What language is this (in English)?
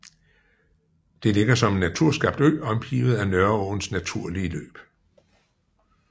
Danish